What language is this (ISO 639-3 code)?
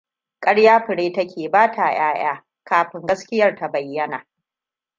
hau